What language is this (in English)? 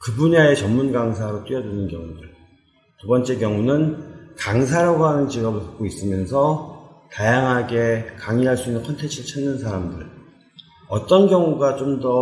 Korean